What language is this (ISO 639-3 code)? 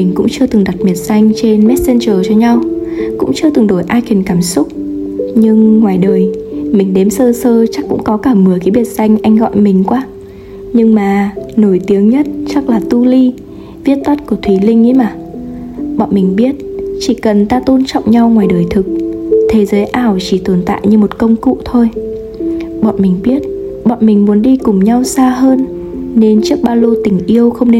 vie